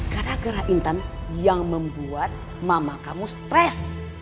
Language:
Indonesian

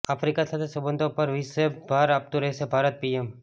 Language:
Gujarati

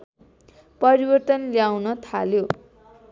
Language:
Nepali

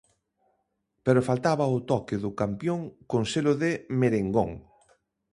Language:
Galician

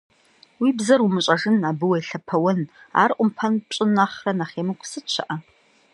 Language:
Kabardian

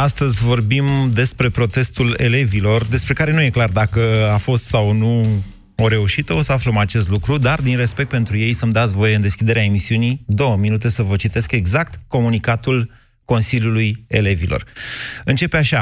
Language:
Romanian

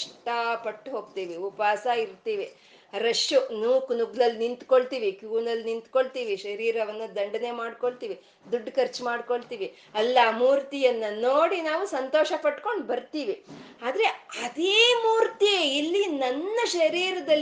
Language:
Kannada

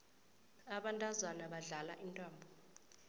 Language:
South Ndebele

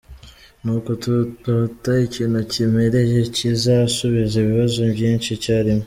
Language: Kinyarwanda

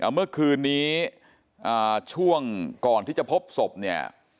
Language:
Thai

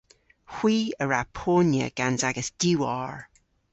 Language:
Cornish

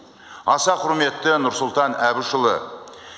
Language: Kazakh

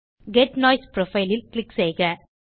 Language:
Tamil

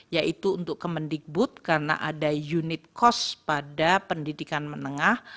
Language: Indonesian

